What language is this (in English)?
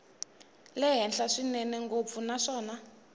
Tsonga